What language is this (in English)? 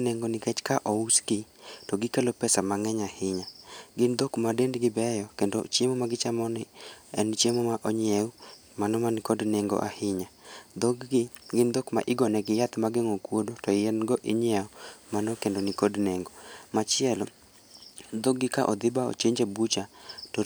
Luo (Kenya and Tanzania)